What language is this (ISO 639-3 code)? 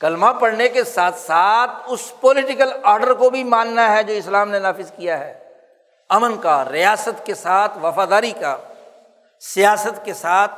urd